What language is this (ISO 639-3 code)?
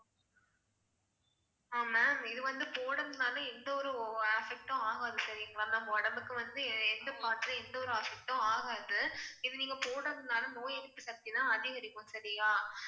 tam